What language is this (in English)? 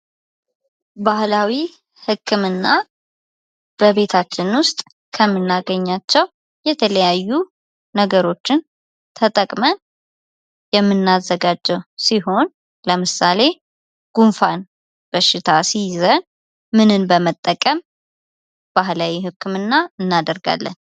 Amharic